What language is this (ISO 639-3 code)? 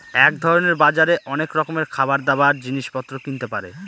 ben